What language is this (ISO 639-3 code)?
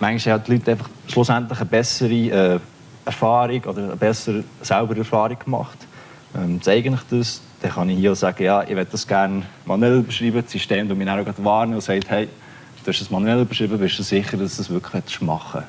deu